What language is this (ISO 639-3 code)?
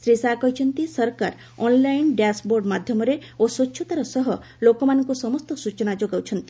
ori